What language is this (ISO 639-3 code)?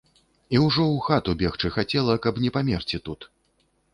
bel